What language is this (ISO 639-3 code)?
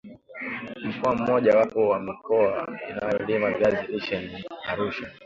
swa